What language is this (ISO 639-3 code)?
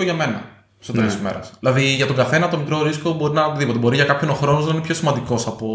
ell